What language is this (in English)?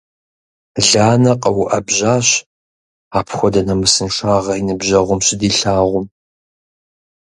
Kabardian